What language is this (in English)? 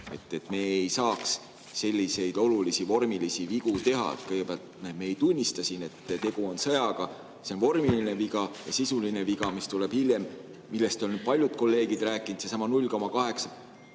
Estonian